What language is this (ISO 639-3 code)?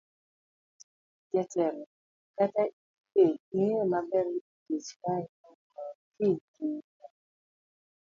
luo